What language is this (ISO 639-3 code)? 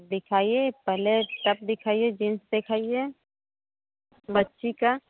hin